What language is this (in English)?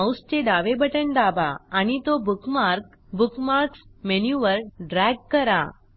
Marathi